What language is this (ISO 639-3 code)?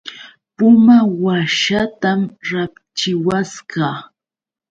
qux